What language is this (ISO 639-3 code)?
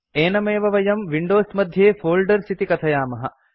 san